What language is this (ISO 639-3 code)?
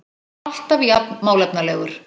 isl